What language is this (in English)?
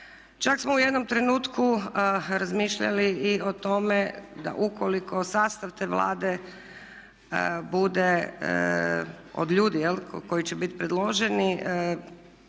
Croatian